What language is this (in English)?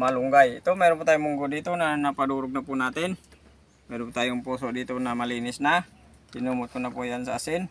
Filipino